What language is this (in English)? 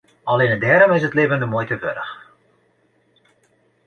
Western Frisian